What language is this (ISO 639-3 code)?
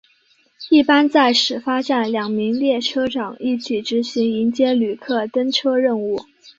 zho